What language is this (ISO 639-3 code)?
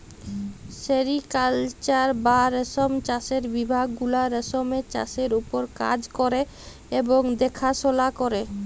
ben